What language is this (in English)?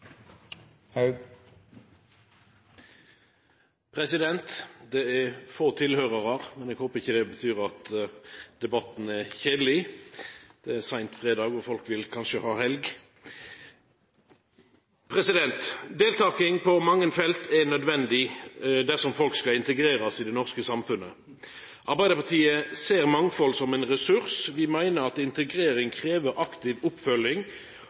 Norwegian Nynorsk